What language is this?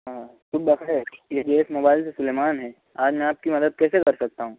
Urdu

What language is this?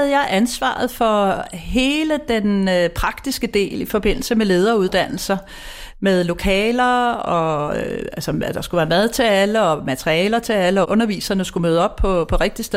Danish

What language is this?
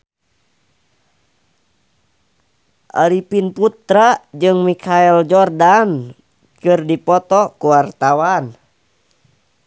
Sundanese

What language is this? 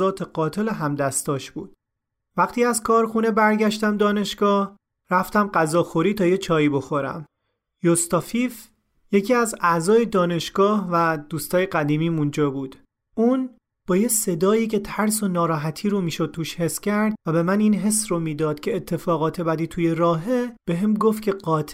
Persian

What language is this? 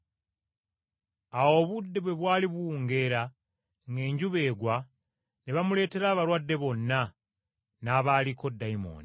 Ganda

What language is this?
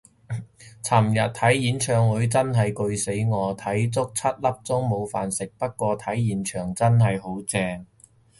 Cantonese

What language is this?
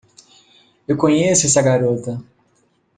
Portuguese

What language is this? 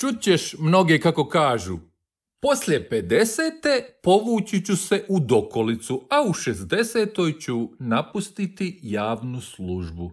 Croatian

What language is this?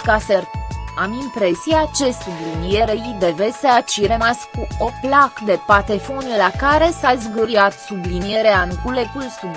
Romanian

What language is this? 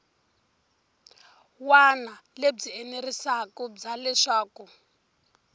Tsonga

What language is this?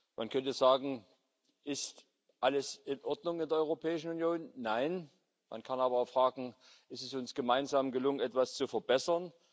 German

